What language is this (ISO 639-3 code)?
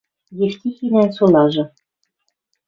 mrj